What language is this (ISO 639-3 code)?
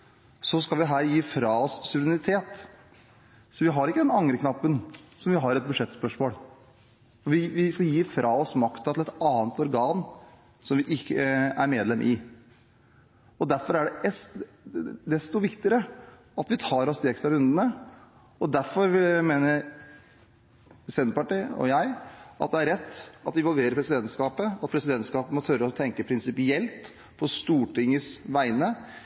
nob